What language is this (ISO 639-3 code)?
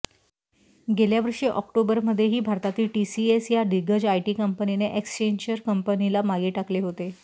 mar